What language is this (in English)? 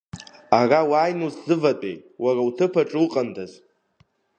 Abkhazian